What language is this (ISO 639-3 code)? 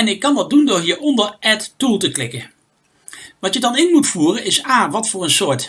nld